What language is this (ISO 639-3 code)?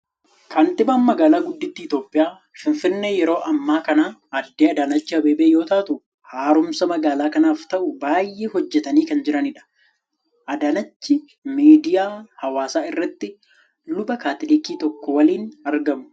orm